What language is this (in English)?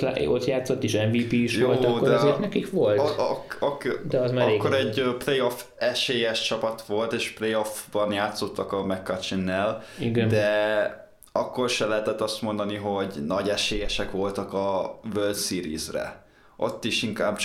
Hungarian